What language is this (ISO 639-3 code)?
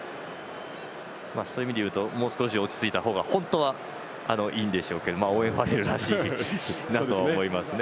jpn